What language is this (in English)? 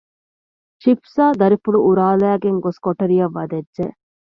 Divehi